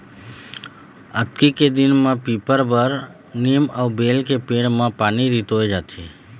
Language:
Chhattisgarhi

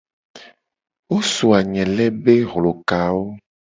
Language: Gen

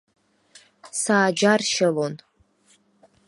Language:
Abkhazian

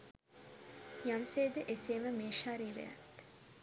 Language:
Sinhala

